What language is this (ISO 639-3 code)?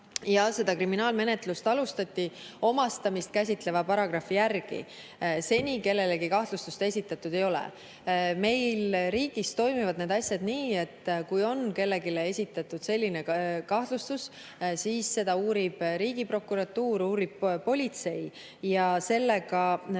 est